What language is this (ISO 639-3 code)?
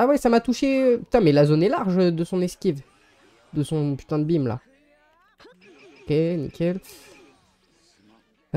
fra